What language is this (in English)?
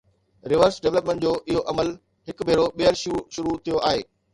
Sindhi